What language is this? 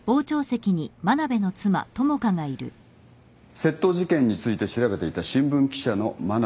Japanese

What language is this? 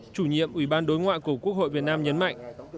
Vietnamese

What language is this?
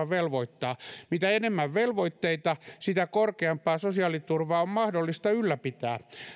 Finnish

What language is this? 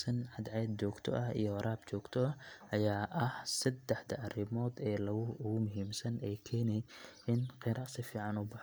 Somali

